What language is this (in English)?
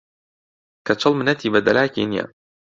Central Kurdish